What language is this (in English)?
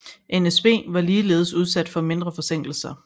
Danish